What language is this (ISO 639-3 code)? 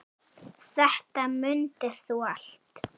isl